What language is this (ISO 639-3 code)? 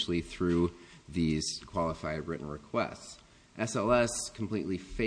eng